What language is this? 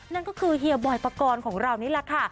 Thai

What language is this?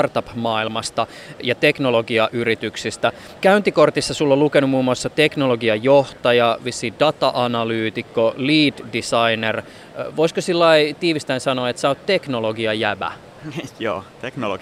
Finnish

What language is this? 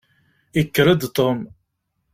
Kabyle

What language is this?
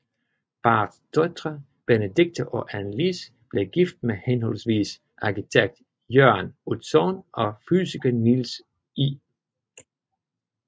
Danish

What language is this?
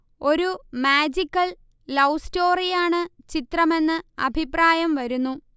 Malayalam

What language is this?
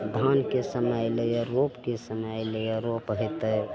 Maithili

